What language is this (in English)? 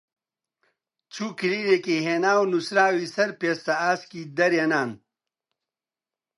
Central Kurdish